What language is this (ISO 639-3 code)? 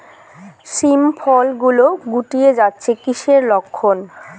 ben